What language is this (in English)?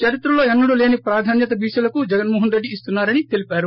Telugu